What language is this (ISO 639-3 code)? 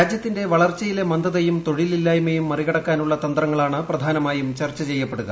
mal